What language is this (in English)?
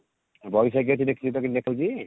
Odia